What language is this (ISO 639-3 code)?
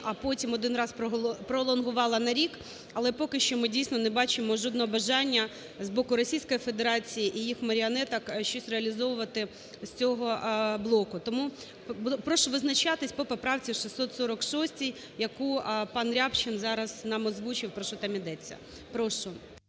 ukr